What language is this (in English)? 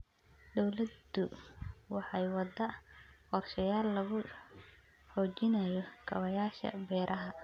Somali